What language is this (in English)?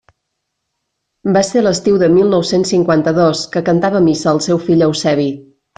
Catalan